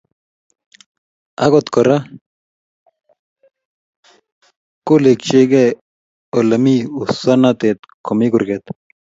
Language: Kalenjin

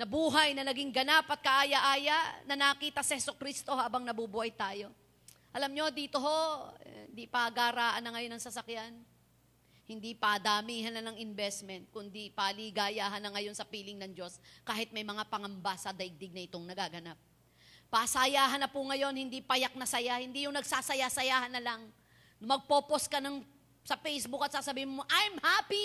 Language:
Filipino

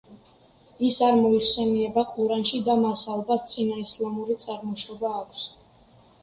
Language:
Georgian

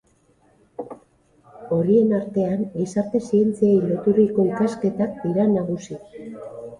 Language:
Basque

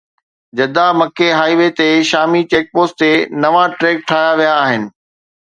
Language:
Sindhi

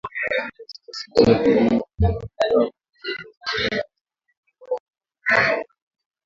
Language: Swahili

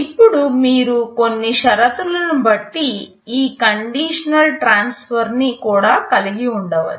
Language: Telugu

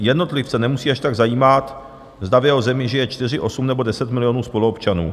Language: Czech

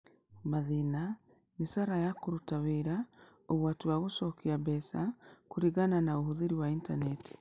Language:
Kikuyu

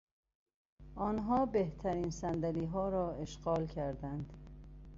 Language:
Persian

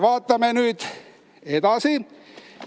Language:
Estonian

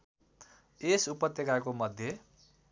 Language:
Nepali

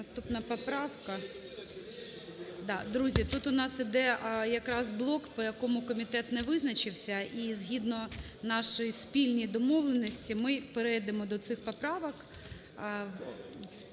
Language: Ukrainian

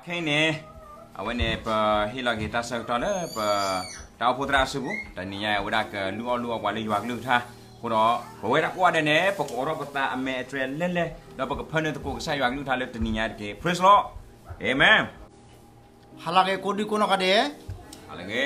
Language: Thai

